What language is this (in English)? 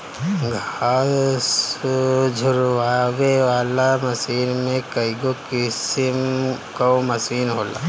Bhojpuri